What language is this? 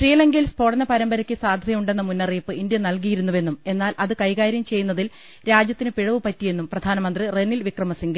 Malayalam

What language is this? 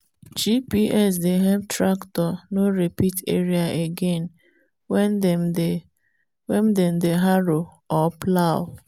Nigerian Pidgin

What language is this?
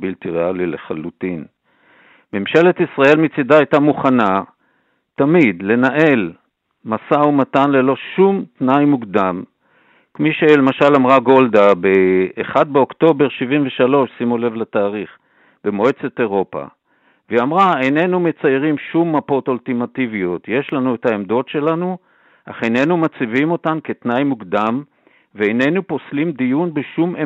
Hebrew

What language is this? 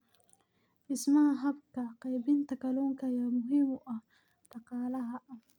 Somali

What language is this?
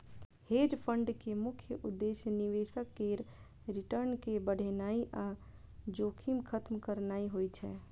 Maithili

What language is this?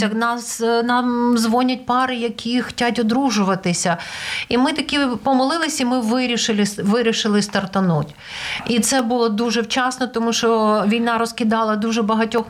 Ukrainian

